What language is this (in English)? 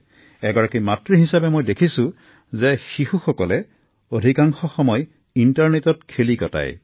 Assamese